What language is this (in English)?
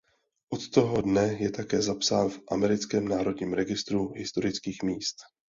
Czech